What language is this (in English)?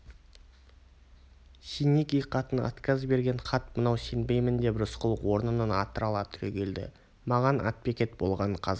Kazakh